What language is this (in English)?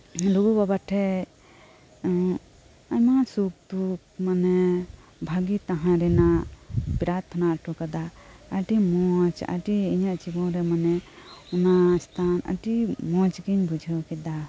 Santali